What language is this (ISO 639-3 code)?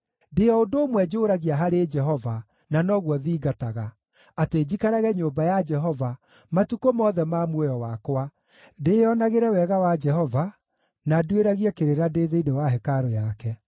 kik